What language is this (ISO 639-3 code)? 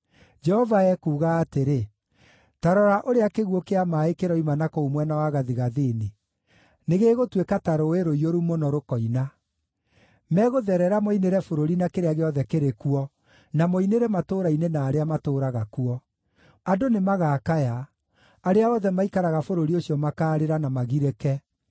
kik